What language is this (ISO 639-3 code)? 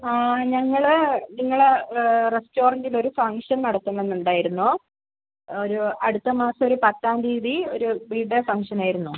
mal